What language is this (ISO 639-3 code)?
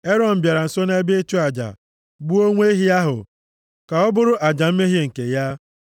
ibo